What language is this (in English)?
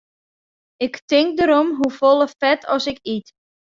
Western Frisian